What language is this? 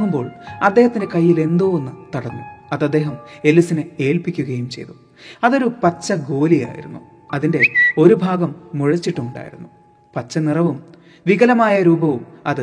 Malayalam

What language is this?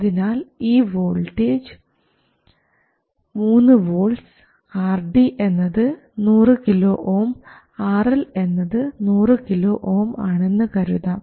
Malayalam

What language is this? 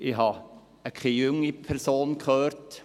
Swiss German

